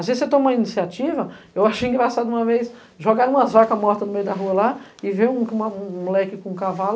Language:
Portuguese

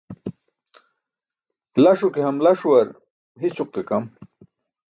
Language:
Burushaski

